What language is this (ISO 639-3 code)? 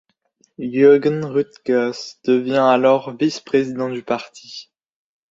fra